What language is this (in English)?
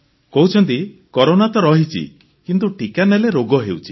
Odia